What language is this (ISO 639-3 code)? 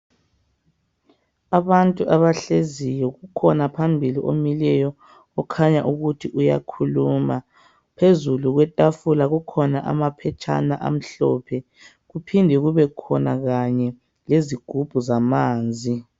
nde